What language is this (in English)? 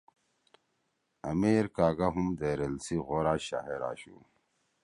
Torwali